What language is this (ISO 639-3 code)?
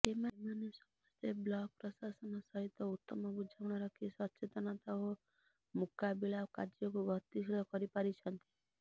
ori